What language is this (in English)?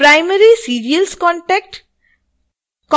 Hindi